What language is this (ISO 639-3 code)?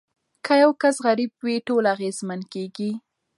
pus